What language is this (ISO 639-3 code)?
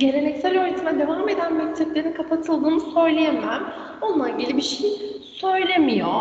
tur